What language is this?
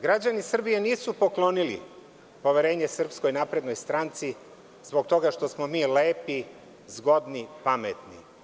Serbian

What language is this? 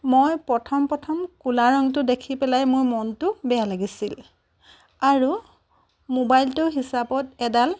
Assamese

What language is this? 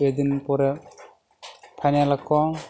Santali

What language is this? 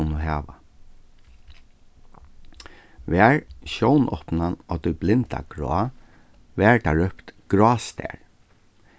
Faroese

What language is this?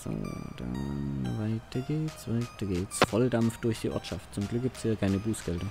German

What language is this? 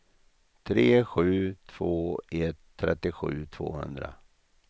Swedish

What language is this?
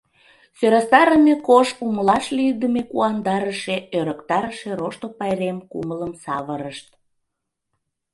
Mari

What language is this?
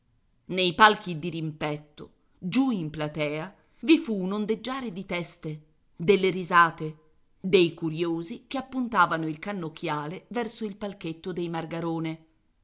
Italian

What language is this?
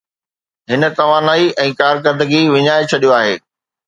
Sindhi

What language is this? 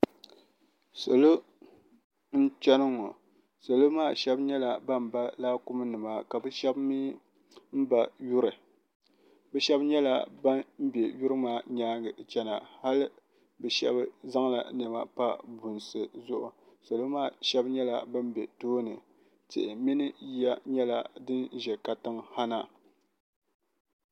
Dagbani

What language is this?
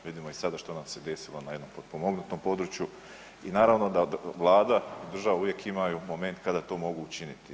Croatian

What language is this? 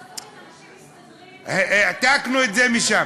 Hebrew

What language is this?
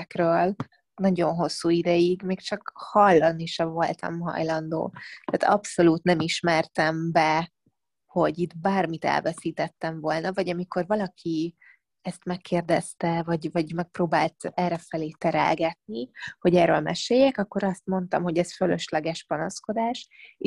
Hungarian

